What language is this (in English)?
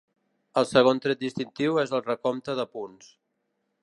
Catalan